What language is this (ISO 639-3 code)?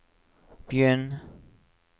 nor